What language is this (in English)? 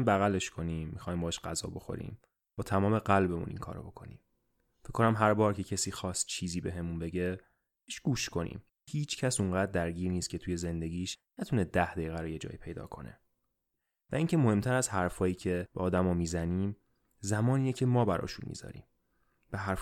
Persian